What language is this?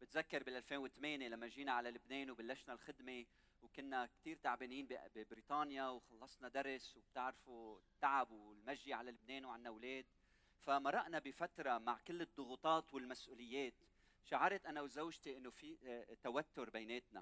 Arabic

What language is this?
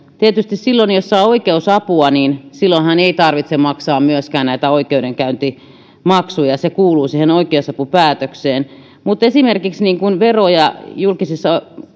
Finnish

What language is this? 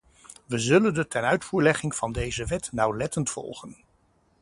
Dutch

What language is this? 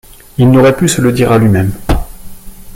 French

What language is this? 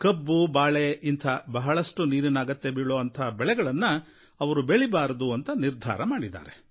Kannada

